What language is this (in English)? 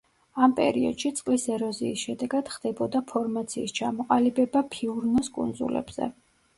Georgian